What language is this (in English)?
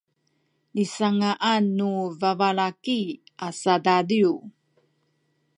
Sakizaya